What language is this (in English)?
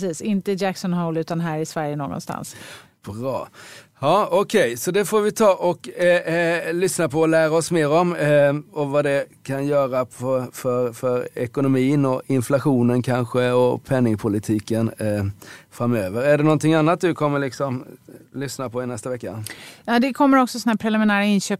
Swedish